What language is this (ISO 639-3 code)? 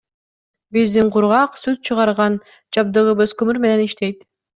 kir